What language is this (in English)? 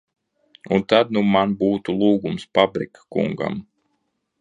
Latvian